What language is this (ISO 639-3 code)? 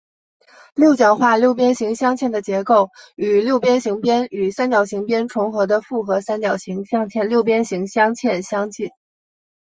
zho